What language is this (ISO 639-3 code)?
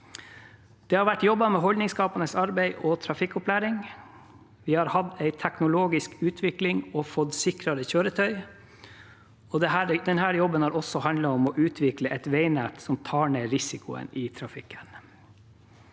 nor